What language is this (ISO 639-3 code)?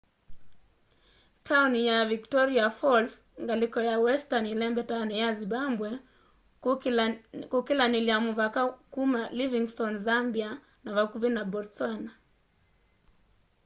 kam